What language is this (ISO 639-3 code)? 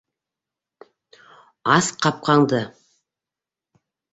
bak